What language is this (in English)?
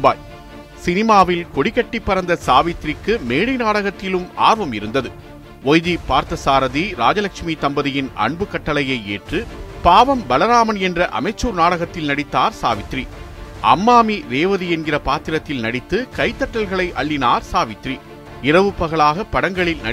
Tamil